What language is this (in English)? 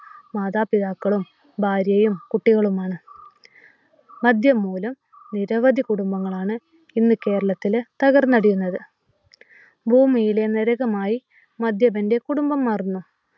Malayalam